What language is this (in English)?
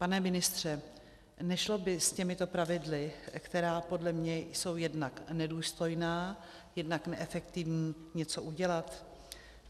Czech